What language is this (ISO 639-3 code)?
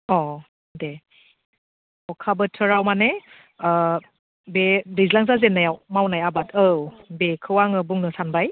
brx